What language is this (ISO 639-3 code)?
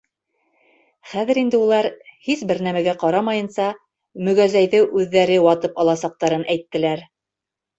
bak